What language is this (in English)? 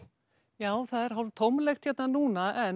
Icelandic